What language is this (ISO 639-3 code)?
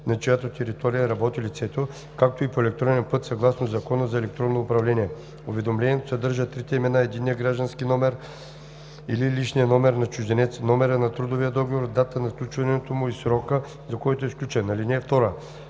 bul